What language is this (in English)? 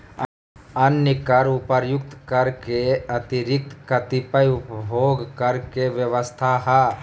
Magahi